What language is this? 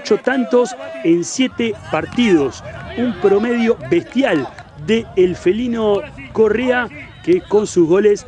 Spanish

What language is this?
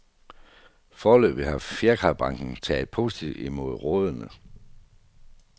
Danish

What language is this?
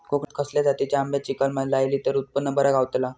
Marathi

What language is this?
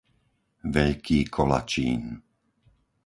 Slovak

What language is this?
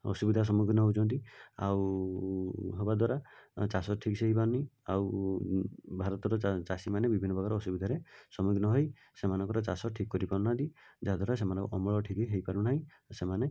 Odia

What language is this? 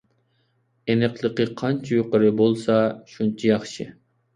Uyghur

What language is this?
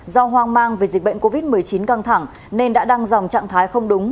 Vietnamese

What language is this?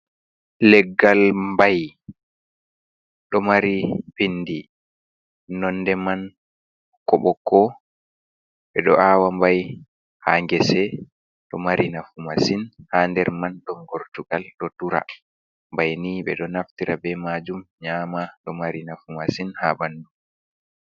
Fula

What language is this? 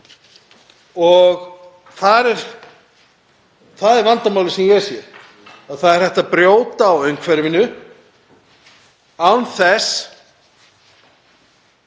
Icelandic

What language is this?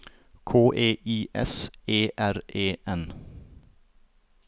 Norwegian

